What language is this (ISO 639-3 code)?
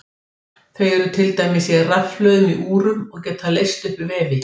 isl